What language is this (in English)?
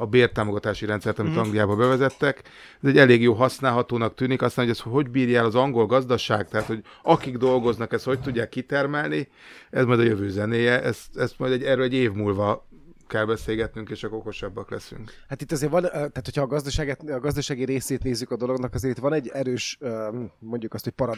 Hungarian